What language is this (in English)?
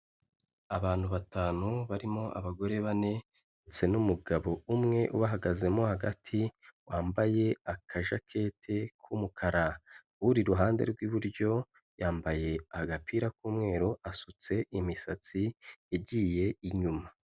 Kinyarwanda